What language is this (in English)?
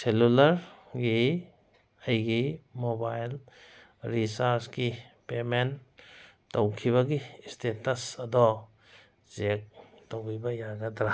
Manipuri